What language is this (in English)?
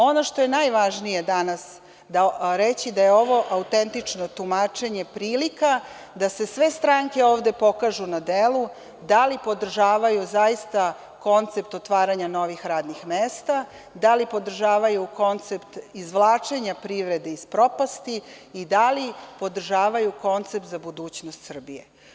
Serbian